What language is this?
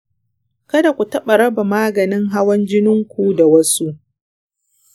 Hausa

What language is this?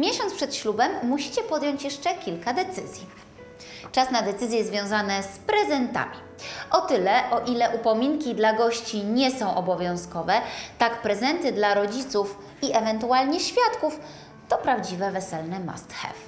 Polish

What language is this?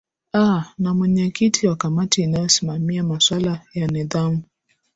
Swahili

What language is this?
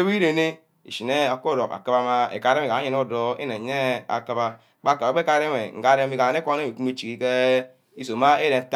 Ubaghara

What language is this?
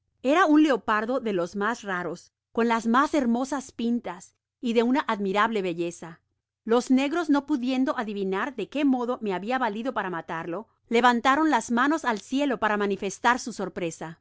Spanish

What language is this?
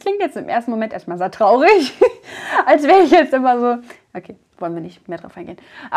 German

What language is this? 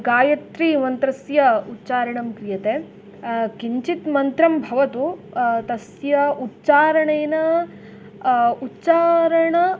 Sanskrit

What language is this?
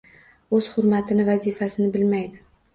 Uzbek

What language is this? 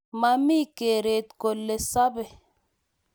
Kalenjin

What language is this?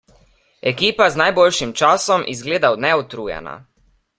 Slovenian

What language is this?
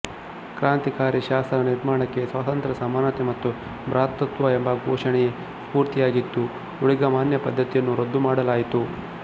Kannada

